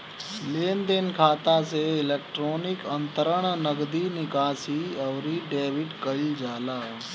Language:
Bhojpuri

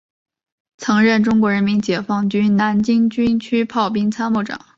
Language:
Chinese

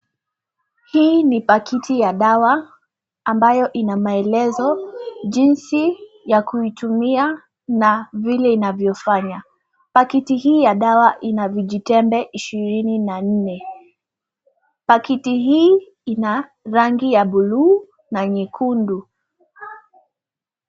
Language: Swahili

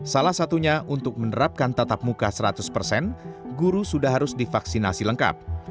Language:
Indonesian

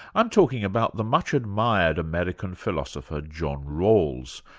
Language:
English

